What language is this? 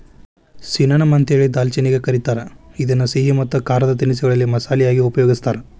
Kannada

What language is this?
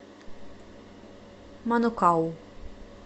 Russian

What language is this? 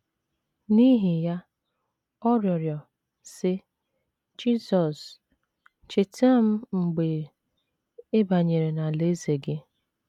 Igbo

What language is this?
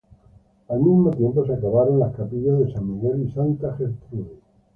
Spanish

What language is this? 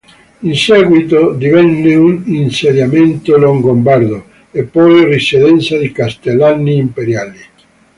Italian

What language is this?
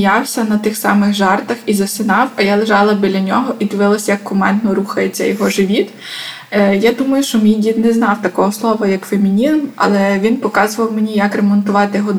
Ukrainian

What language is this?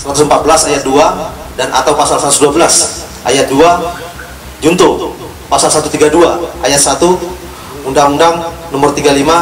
Indonesian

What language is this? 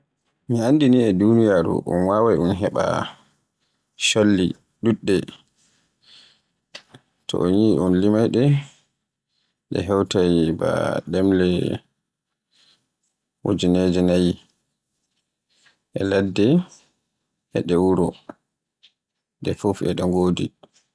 Borgu Fulfulde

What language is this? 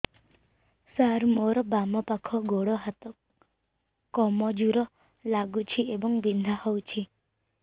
Odia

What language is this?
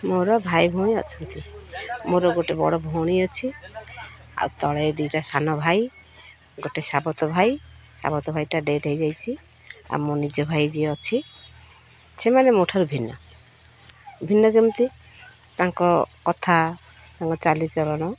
Odia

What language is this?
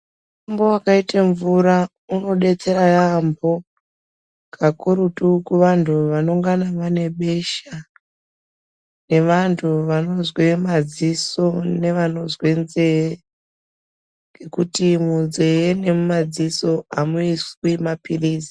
Ndau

